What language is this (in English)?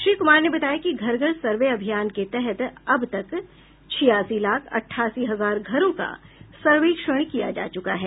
Hindi